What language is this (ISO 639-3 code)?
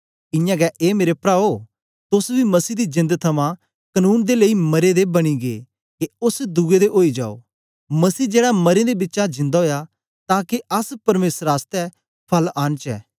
doi